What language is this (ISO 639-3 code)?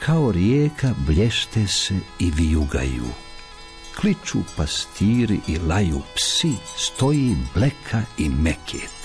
hrv